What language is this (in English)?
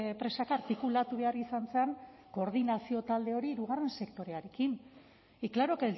Basque